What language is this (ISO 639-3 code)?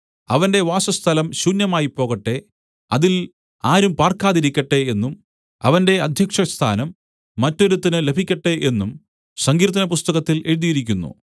mal